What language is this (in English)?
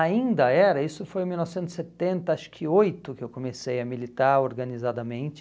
Portuguese